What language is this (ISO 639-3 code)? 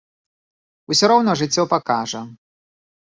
bel